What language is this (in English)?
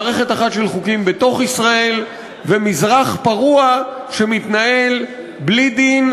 Hebrew